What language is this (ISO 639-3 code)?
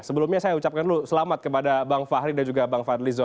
ind